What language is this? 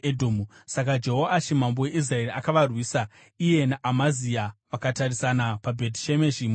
Shona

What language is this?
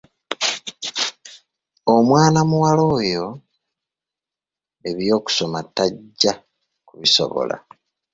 Ganda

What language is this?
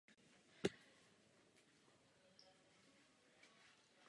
Czech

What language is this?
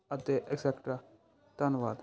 Punjabi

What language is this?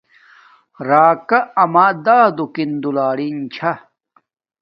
Domaaki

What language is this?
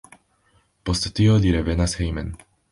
Esperanto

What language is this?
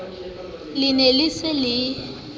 Southern Sotho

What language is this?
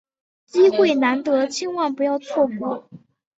Chinese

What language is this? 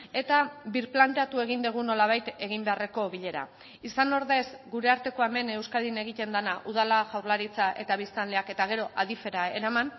Basque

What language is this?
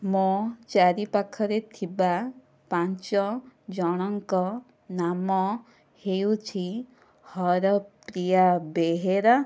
Odia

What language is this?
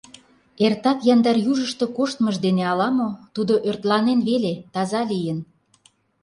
Mari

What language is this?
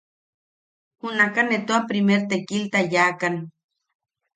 Yaqui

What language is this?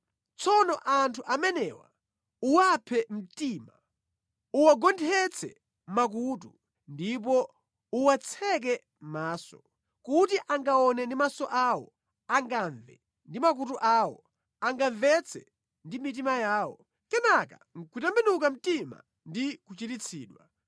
Nyanja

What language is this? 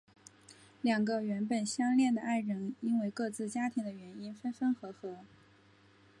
Chinese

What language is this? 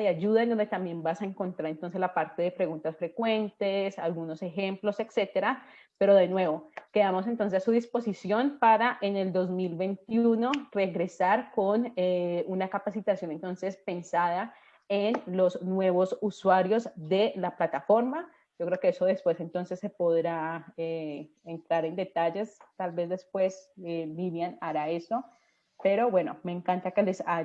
Spanish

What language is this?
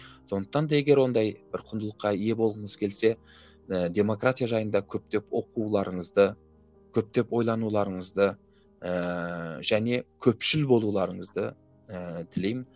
Kazakh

